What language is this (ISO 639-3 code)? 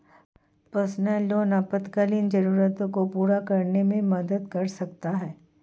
hin